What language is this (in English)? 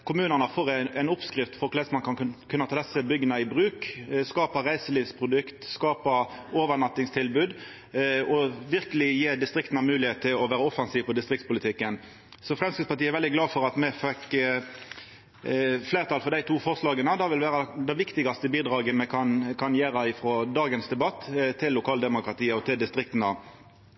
Norwegian Nynorsk